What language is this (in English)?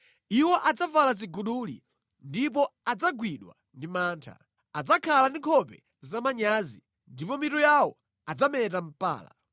Nyanja